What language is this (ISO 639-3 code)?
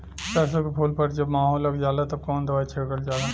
bho